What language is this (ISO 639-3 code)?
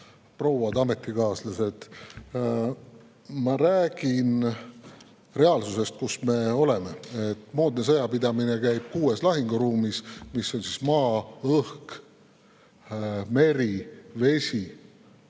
est